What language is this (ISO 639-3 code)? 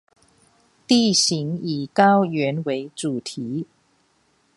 zho